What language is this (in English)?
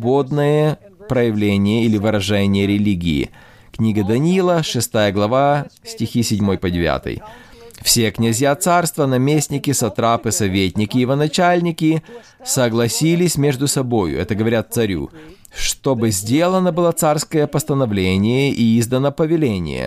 Russian